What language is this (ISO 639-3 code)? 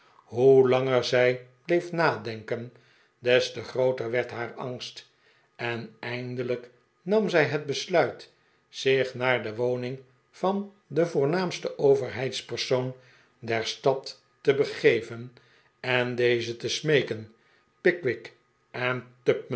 nld